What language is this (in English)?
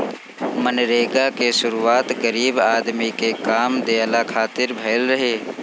Bhojpuri